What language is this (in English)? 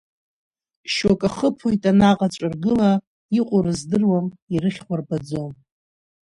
Abkhazian